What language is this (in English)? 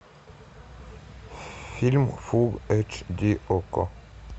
Russian